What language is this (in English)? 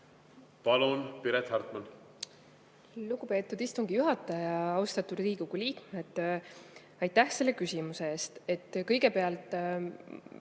Estonian